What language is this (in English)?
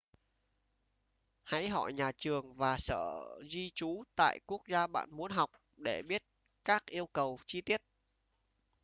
Vietnamese